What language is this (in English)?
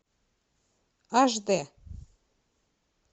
Russian